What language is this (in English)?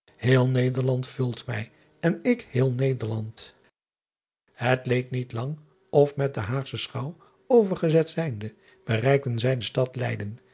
Dutch